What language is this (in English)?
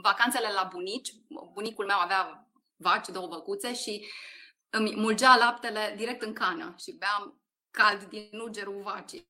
Romanian